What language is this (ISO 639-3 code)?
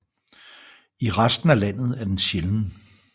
dan